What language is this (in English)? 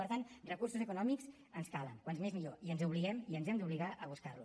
Catalan